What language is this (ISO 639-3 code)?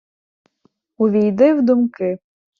ukr